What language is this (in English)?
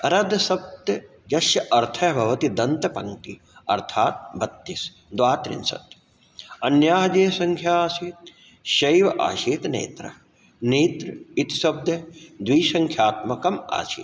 Sanskrit